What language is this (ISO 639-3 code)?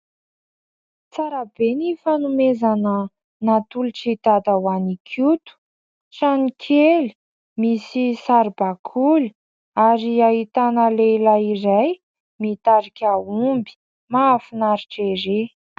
mlg